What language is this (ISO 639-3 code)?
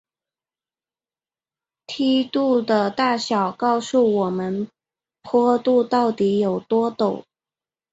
zho